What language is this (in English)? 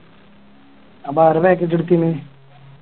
Malayalam